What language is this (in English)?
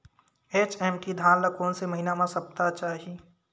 Chhattisgarhi